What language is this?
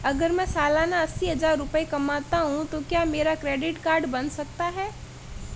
Hindi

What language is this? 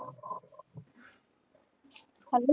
Punjabi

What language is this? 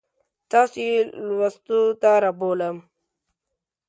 Pashto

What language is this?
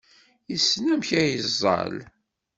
Kabyle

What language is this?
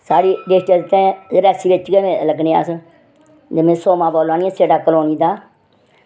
Dogri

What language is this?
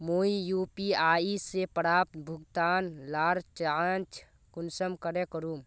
Magahi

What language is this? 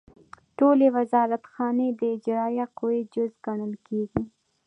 Pashto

